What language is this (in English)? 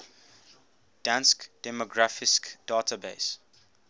English